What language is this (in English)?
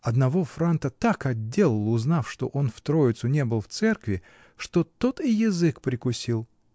Russian